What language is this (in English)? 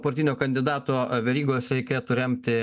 Lithuanian